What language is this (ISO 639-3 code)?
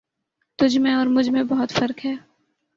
urd